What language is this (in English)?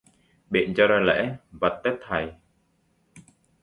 Vietnamese